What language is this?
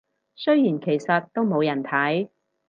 Cantonese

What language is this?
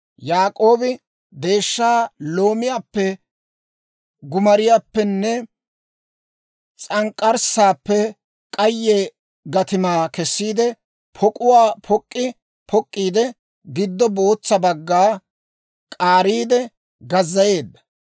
Dawro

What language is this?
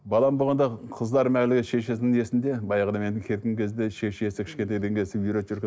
Kazakh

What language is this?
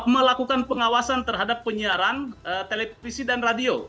Indonesian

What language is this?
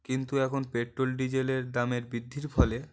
Bangla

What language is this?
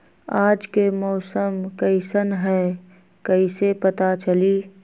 Magahi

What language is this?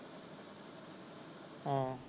Punjabi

